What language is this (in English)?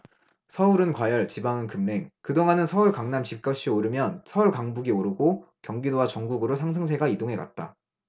Korean